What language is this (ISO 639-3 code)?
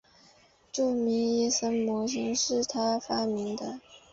zho